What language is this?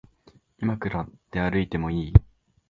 Japanese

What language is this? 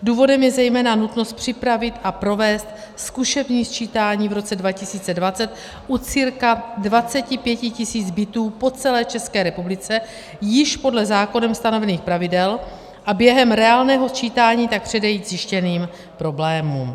Czech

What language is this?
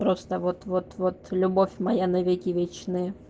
Russian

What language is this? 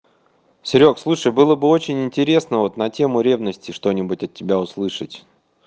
Russian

